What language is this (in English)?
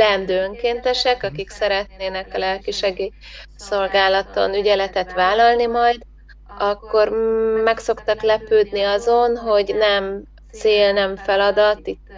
Hungarian